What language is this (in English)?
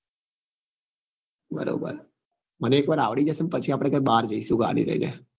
Gujarati